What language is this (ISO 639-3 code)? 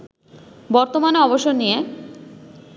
ben